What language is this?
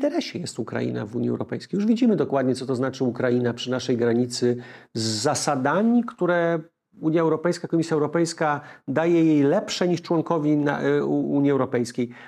Polish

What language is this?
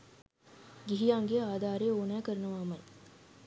Sinhala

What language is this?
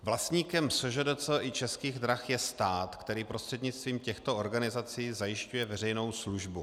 Czech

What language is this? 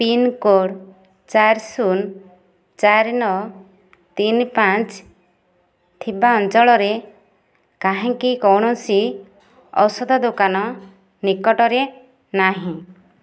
Odia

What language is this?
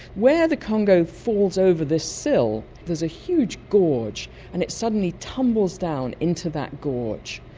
English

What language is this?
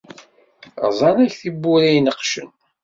Kabyle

